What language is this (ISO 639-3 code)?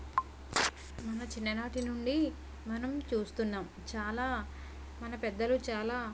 tel